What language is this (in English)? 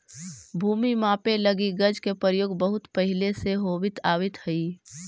Magahi